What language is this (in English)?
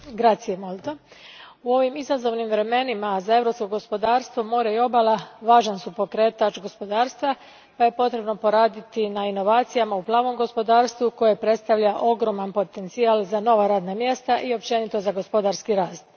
Croatian